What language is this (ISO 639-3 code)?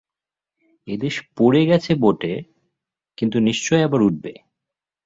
ben